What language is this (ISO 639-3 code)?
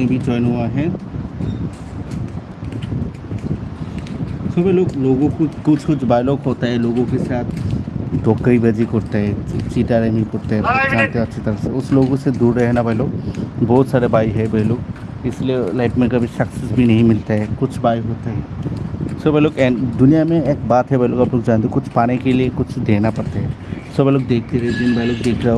hin